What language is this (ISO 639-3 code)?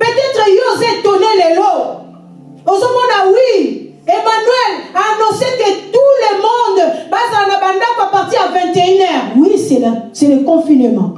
fra